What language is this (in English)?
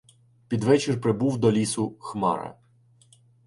Ukrainian